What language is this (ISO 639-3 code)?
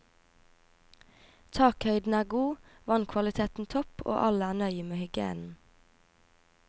nor